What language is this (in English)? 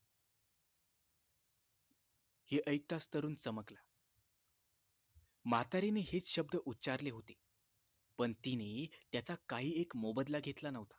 Marathi